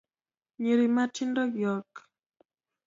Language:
Luo (Kenya and Tanzania)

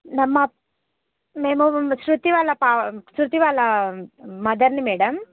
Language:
Telugu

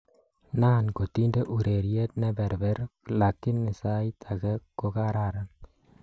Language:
Kalenjin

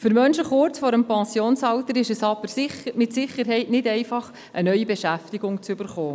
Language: Swiss German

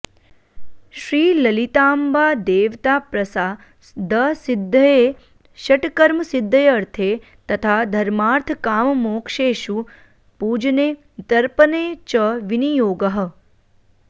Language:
Sanskrit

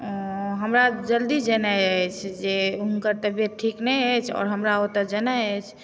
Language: Maithili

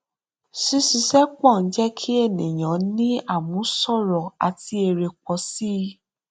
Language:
Yoruba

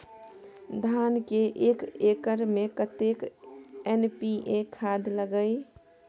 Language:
Maithili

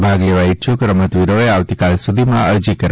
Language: Gujarati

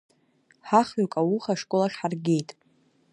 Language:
Abkhazian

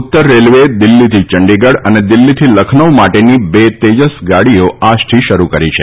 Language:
Gujarati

